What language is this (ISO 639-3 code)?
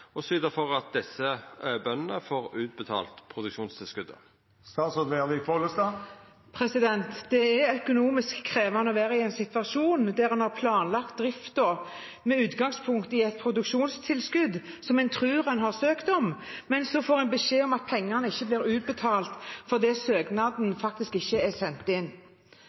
nor